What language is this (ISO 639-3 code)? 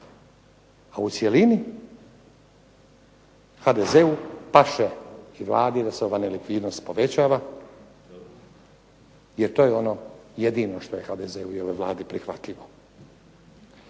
hrv